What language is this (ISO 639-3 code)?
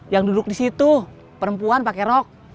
ind